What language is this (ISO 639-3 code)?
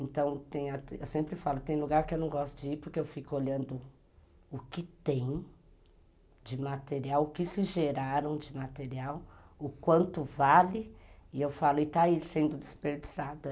por